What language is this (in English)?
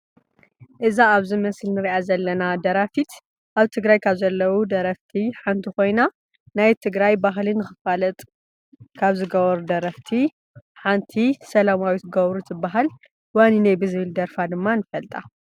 Tigrinya